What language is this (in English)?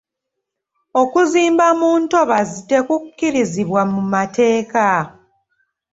Ganda